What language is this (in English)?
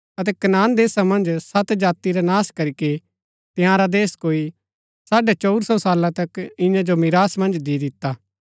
Gaddi